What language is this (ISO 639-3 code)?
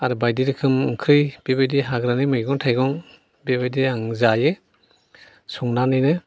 brx